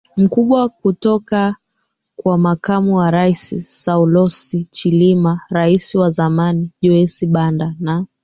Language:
Swahili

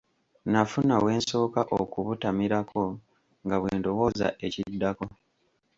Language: Ganda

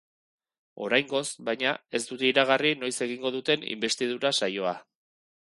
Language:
Basque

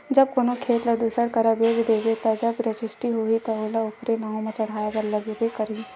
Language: Chhattisgarhi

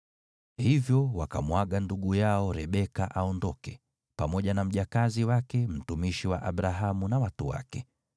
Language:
Swahili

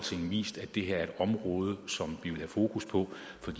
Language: Danish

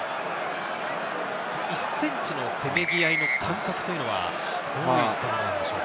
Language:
Japanese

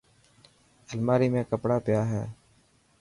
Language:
Dhatki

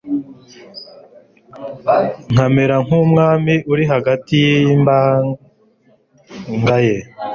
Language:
Kinyarwanda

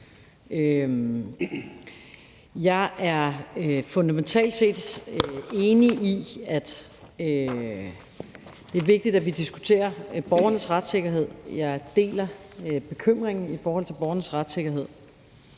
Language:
Danish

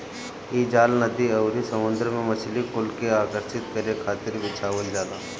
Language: Bhojpuri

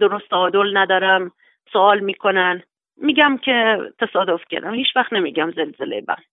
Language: Persian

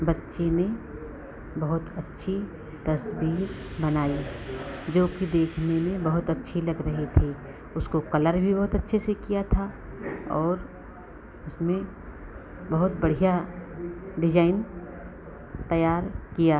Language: Hindi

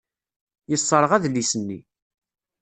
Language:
Kabyle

